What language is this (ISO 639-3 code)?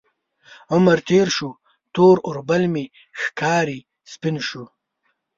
pus